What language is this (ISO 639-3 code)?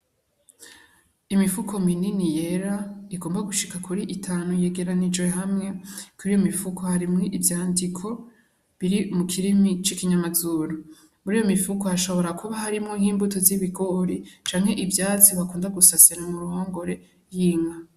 run